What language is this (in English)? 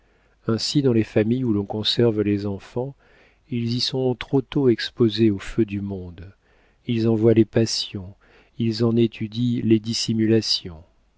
French